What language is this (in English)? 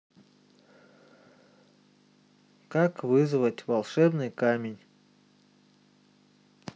Russian